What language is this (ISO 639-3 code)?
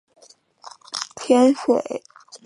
zho